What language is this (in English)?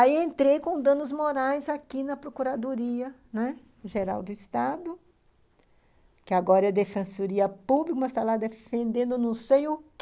Portuguese